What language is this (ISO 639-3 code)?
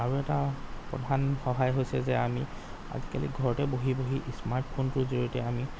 asm